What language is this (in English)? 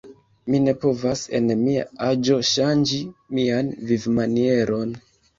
Esperanto